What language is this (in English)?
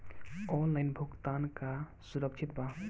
Bhojpuri